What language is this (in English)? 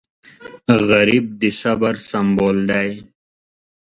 Pashto